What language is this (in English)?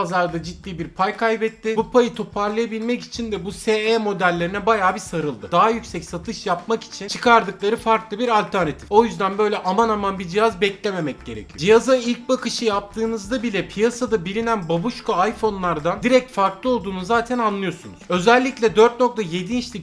Turkish